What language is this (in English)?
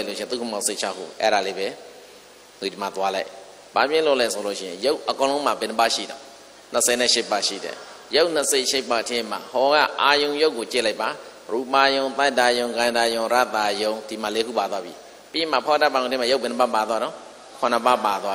Indonesian